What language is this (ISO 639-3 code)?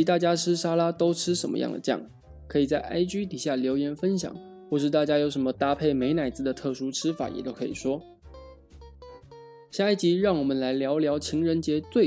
zho